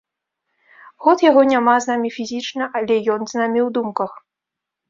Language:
Belarusian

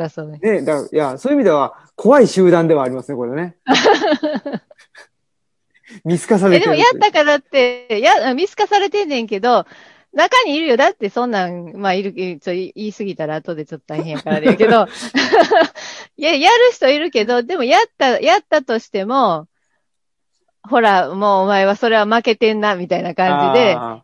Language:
Japanese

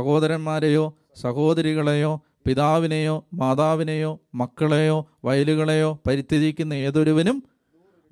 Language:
Malayalam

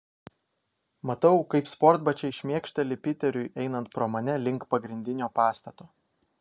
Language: Lithuanian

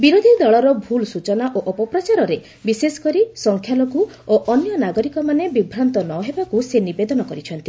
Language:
Odia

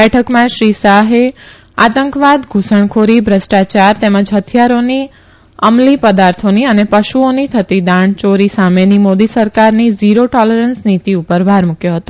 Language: Gujarati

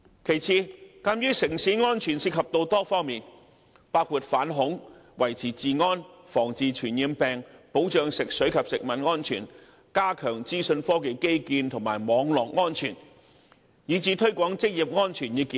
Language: Cantonese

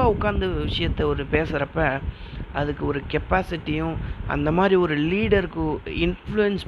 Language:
Tamil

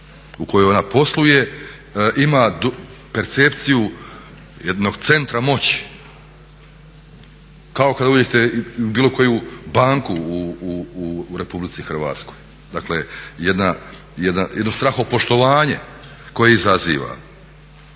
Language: Croatian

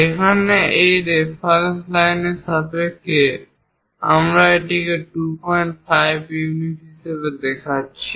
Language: Bangla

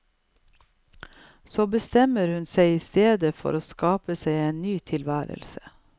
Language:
Norwegian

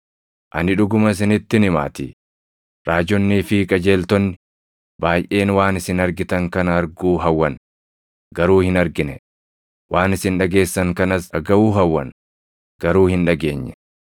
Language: Oromo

